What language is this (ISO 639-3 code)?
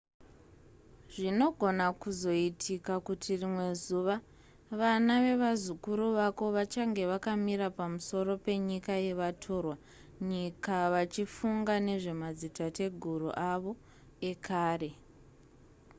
sna